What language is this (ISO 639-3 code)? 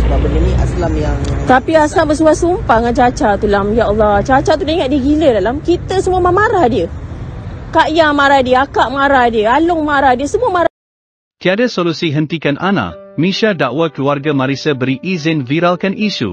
msa